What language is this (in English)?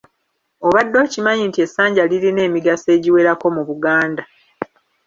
Ganda